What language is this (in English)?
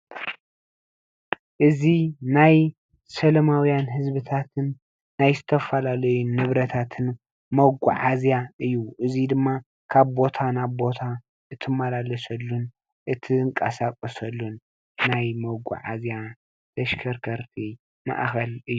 Tigrinya